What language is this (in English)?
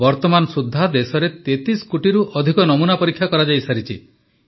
Odia